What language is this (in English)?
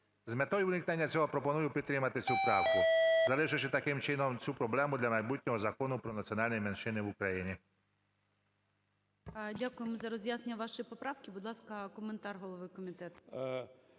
Ukrainian